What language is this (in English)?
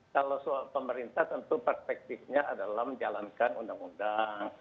Indonesian